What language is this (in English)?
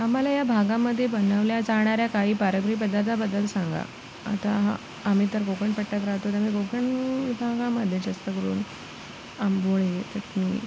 Marathi